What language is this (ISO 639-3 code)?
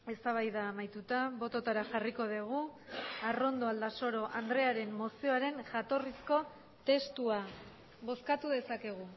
eus